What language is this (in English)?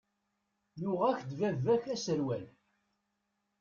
Kabyle